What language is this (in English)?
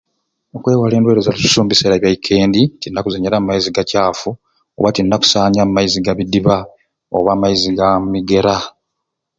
Ruuli